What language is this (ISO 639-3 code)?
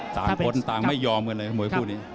tha